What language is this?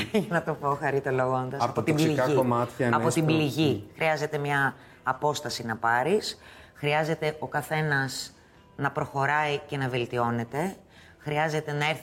Greek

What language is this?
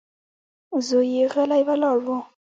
Pashto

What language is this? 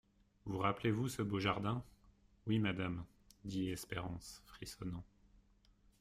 French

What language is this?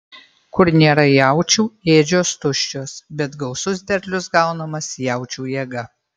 Lithuanian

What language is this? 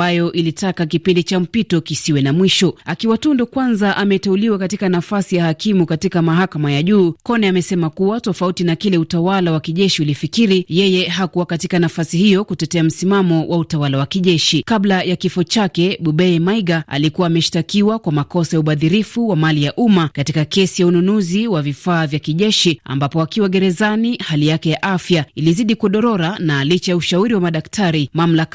Swahili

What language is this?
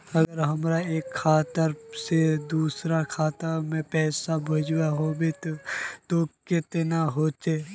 Magahi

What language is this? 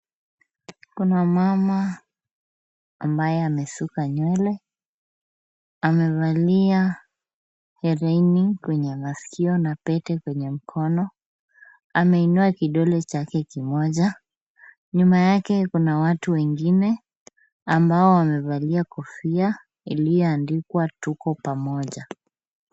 Swahili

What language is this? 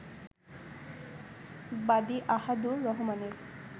Bangla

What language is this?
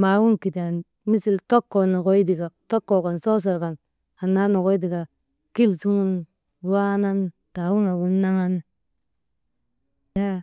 Maba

